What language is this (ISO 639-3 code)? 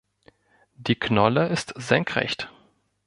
deu